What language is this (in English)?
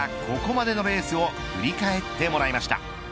Japanese